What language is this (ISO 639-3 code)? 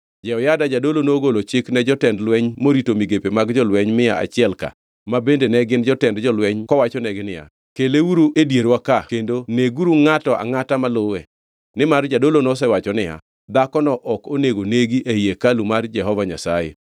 luo